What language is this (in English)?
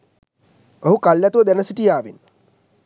Sinhala